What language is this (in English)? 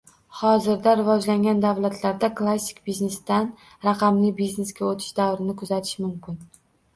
Uzbek